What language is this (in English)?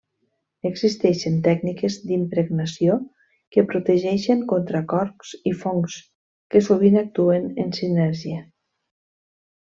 Catalan